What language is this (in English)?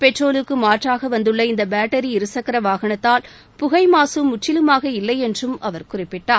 Tamil